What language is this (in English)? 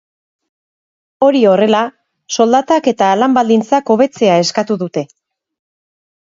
Basque